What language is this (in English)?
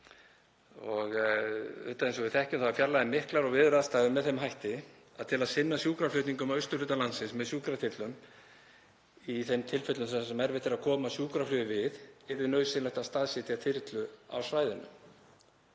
Icelandic